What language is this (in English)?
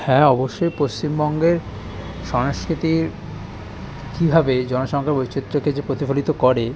Bangla